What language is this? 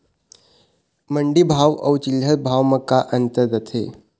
Chhattisgarhi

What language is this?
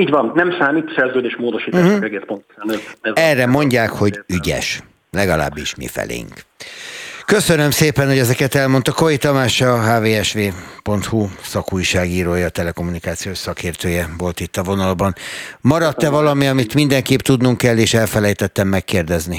Hungarian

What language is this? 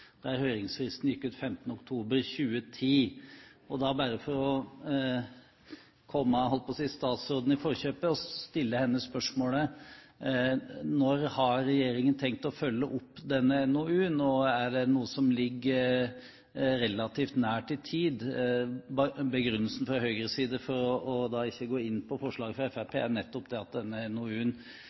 Norwegian Bokmål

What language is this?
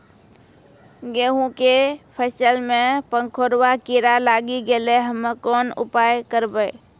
Maithili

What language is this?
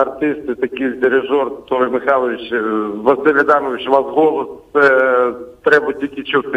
Ukrainian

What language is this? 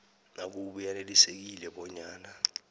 South Ndebele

